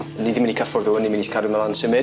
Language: Welsh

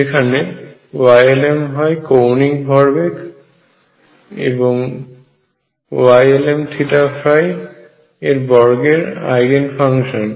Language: Bangla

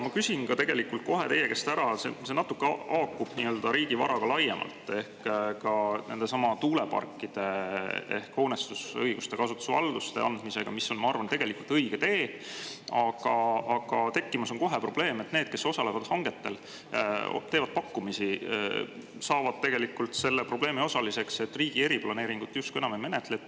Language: Estonian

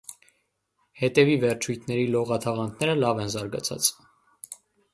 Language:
Armenian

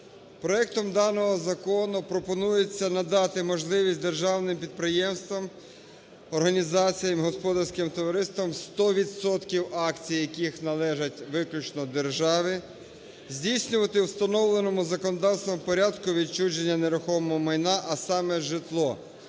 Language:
Ukrainian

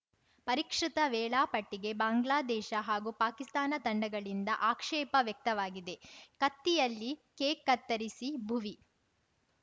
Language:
Kannada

